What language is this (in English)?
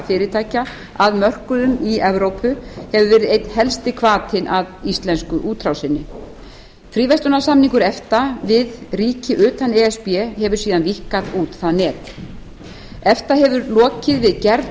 Icelandic